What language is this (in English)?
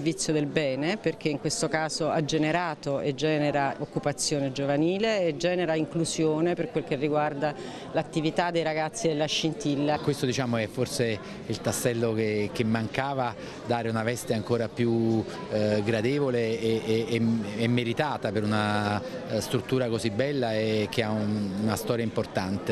Italian